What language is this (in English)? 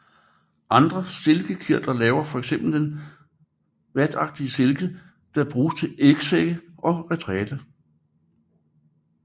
Danish